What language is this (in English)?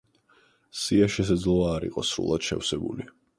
Georgian